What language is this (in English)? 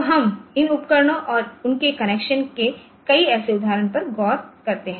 Hindi